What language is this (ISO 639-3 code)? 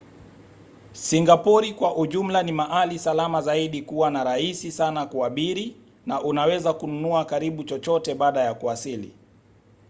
swa